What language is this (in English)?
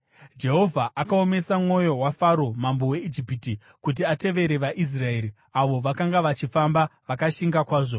Shona